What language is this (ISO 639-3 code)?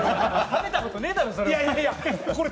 jpn